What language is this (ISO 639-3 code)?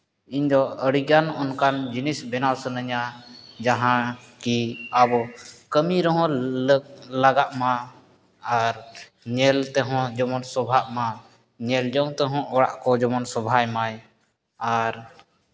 sat